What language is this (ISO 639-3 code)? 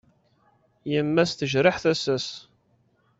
kab